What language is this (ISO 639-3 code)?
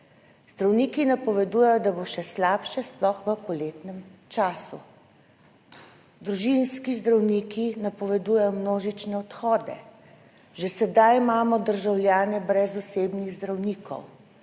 slv